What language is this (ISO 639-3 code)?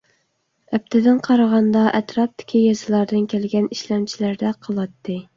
uig